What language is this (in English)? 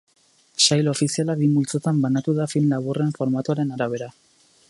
Basque